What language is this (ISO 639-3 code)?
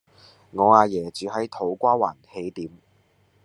yue